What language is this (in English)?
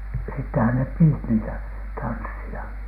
Finnish